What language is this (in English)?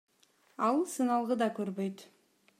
Kyrgyz